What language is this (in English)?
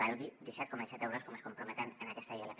Catalan